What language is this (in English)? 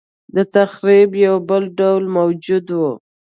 Pashto